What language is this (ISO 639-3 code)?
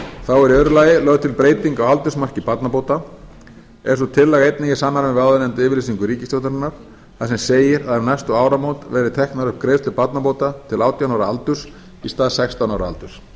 isl